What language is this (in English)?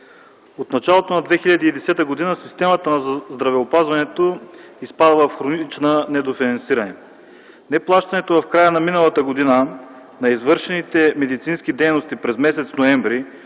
Bulgarian